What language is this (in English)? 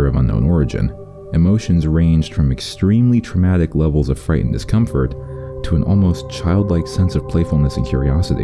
English